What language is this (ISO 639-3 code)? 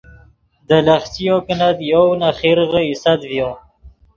ydg